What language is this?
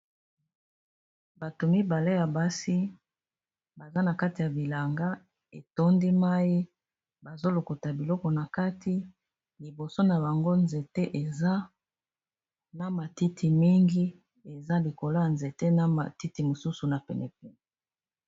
Lingala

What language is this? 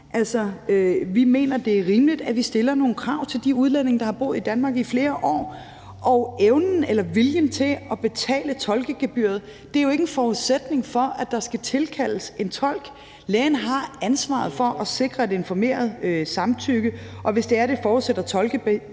Danish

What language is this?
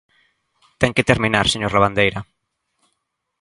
Galician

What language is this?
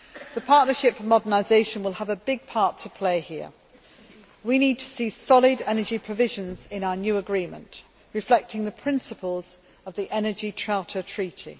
English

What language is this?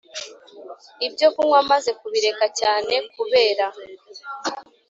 Kinyarwanda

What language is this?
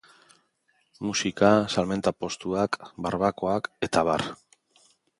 Basque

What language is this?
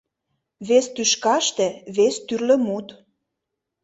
Mari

